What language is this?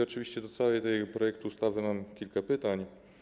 Polish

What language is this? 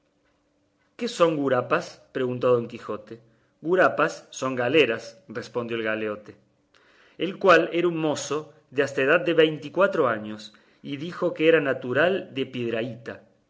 Spanish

